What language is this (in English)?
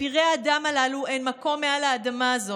Hebrew